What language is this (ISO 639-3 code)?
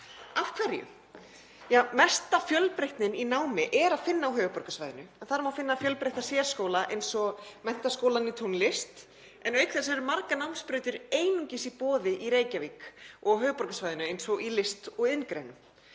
isl